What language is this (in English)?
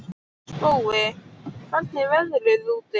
Icelandic